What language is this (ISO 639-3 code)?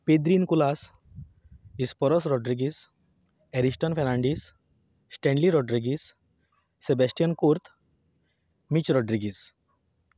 kok